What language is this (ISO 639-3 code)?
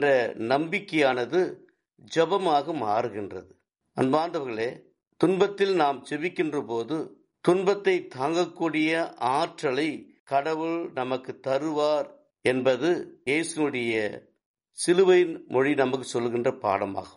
tam